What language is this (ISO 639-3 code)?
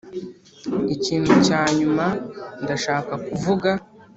kin